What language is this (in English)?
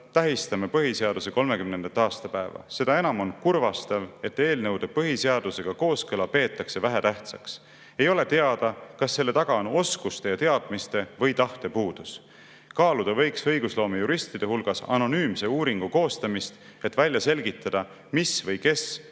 Estonian